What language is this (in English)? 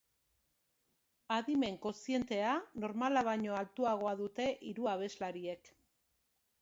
Basque